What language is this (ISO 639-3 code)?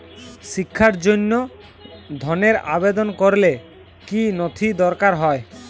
ben